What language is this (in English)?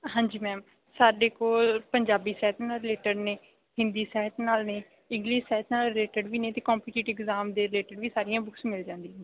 Punjabi